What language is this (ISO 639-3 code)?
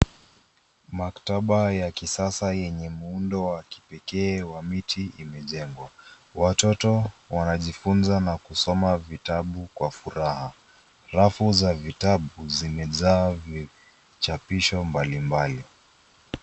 swa